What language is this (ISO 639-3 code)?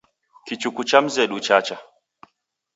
dav